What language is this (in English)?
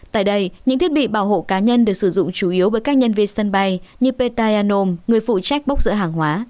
Vietnamese